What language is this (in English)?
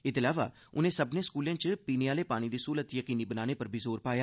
Dogri